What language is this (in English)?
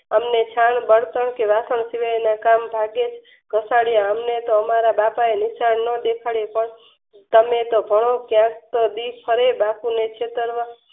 Gujarati